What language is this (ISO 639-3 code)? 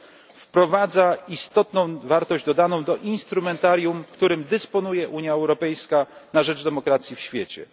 pol